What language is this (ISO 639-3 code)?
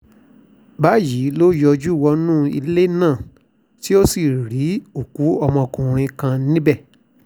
yor